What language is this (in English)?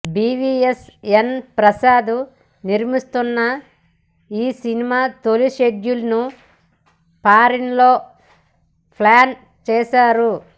Telugu